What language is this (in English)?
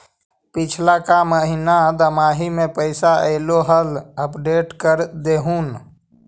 Magahi